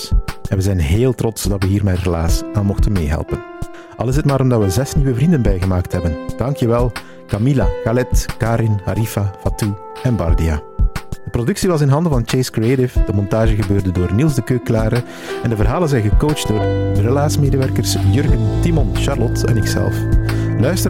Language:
Dutch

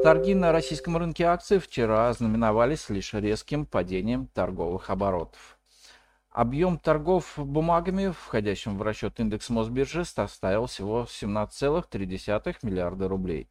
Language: Russian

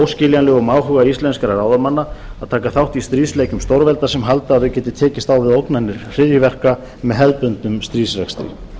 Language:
Icelandic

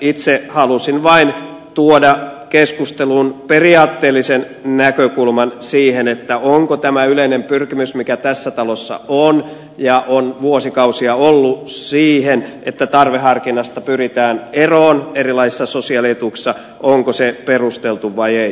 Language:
Finnish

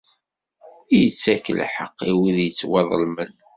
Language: Kabyle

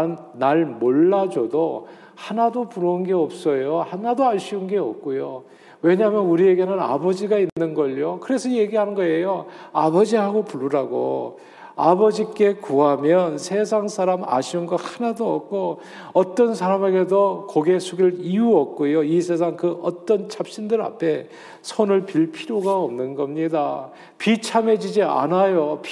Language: Korean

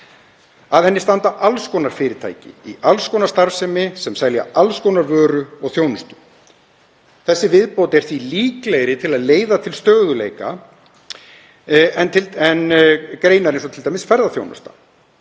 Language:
Icelandic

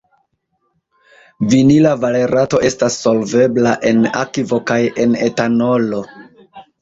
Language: Esperanto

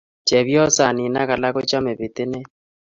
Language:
Kalenjin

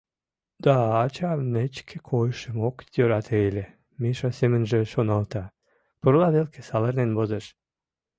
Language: Mari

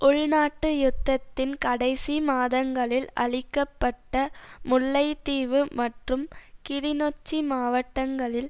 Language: Tamil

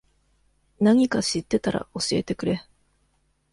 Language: Japanese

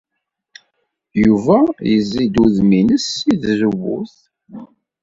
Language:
Kabyle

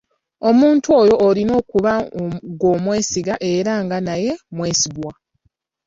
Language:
Ganda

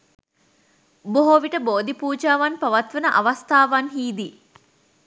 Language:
Sinhala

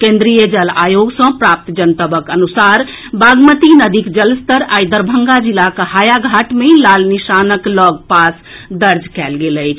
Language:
Maithili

